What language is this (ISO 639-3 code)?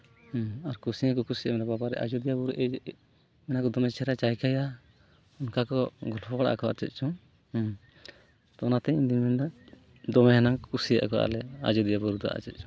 sat